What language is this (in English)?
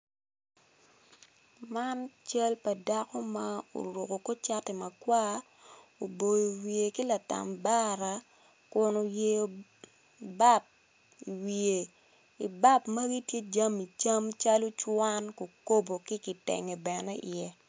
Acoli